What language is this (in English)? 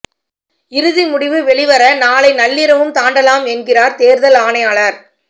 Tamil